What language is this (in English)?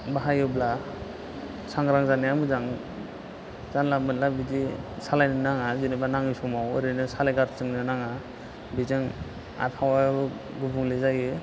Bodo